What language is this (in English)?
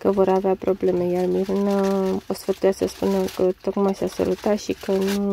Romanian